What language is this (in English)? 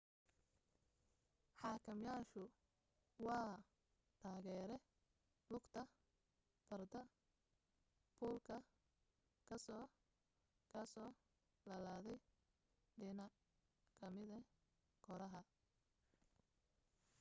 Somali